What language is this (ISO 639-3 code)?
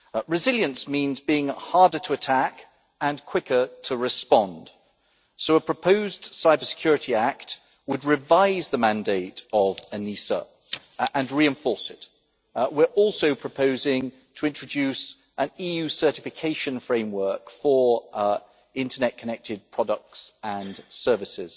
eng